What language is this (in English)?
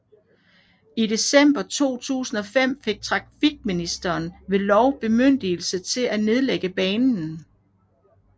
Danish